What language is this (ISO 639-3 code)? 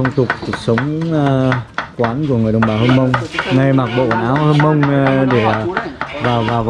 vie